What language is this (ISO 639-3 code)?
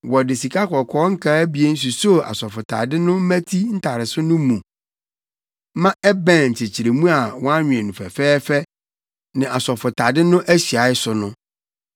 aka